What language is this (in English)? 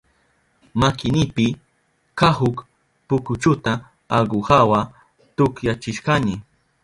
Southern Pastaza Quechua